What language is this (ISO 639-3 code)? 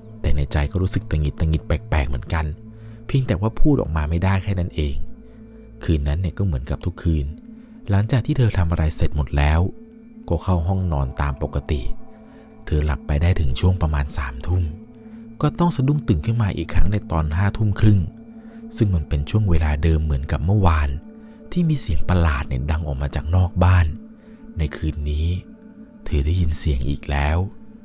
tha